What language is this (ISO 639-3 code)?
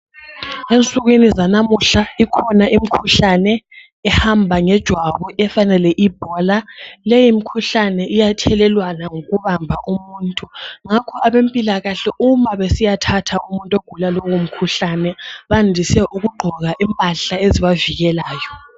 nde